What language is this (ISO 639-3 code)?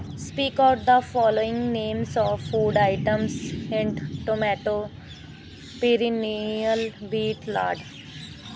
pan